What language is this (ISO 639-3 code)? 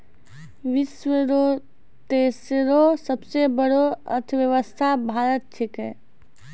mai